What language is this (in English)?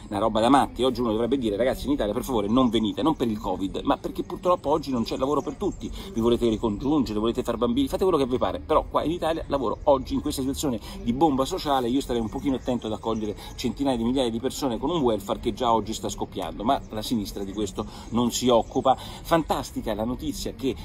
Italian